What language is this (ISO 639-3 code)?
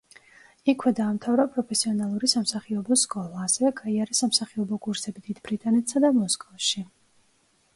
kat